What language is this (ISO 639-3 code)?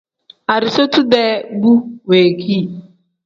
kdh